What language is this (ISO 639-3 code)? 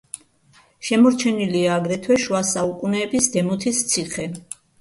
kat